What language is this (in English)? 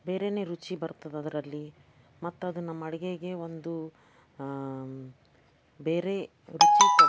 Kannada